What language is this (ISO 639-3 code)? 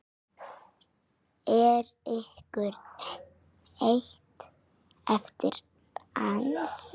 isl